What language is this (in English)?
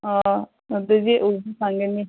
Manipuri